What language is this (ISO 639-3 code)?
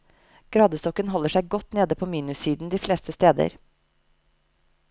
nor